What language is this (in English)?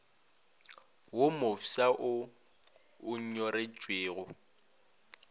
Northern Sotho